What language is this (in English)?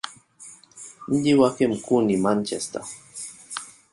Swahili